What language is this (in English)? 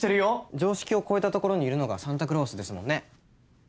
Japanese